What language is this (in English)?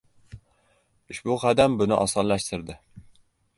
Uzbek